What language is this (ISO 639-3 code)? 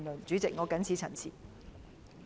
yue